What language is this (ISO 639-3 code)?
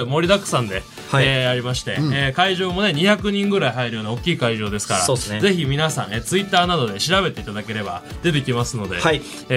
jpn